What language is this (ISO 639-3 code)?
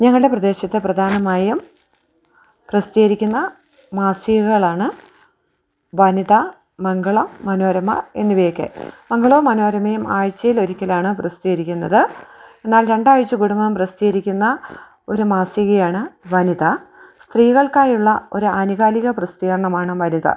mal